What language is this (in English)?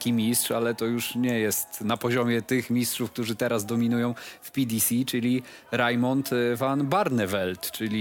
Polish